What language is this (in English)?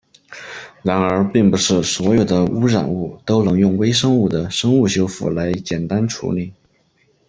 Chinese